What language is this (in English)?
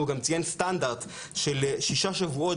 Hebrew